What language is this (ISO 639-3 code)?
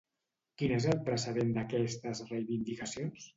cat